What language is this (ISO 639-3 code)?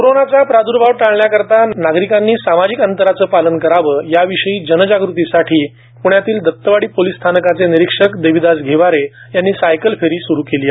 mar